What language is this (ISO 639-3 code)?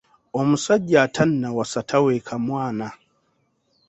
lug